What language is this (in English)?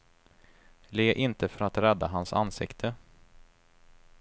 Swedish